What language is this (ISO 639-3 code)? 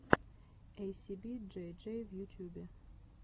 rus